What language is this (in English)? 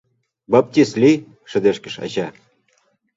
Mari